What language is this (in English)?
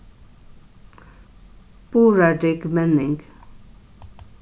Faroese